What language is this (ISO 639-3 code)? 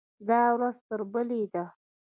pus